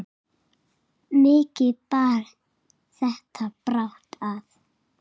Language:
Icelandic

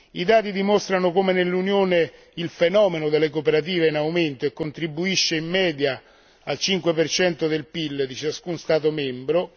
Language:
Italian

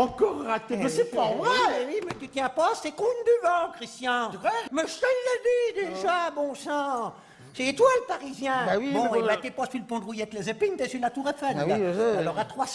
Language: French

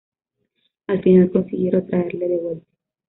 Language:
Spanish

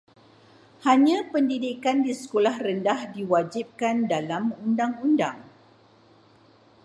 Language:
Malay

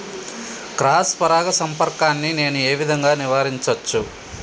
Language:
Telugu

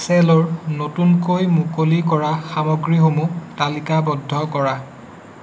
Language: Assamese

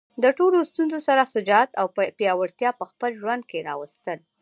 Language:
Pashto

